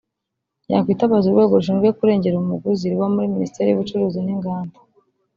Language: Kinyarwanda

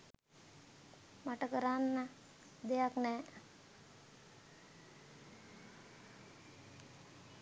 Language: Sinhala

